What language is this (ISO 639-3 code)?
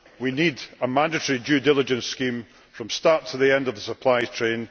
eng